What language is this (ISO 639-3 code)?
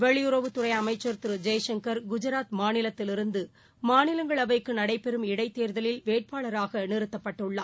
tam